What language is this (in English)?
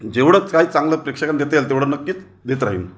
Marathi